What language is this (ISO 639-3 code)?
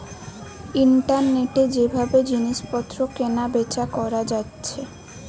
ben